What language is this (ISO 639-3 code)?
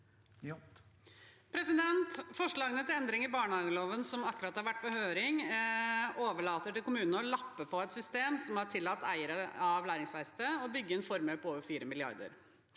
nor